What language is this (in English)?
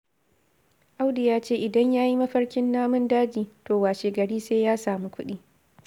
Hausa